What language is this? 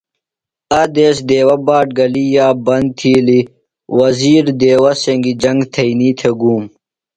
Phalura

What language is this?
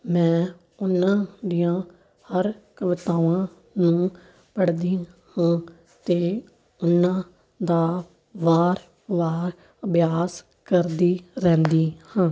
Punjabi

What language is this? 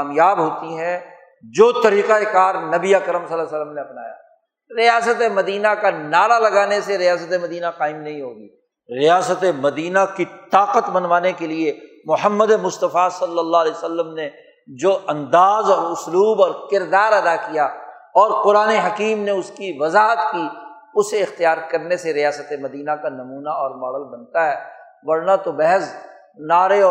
Urdu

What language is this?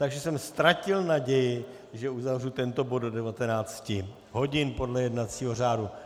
Czech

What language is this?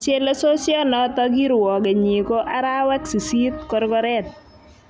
Kalenjin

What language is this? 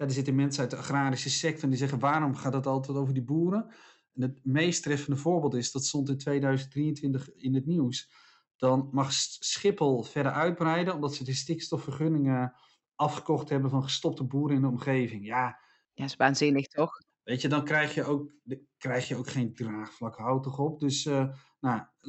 Dutch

